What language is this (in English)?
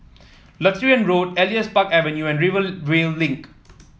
English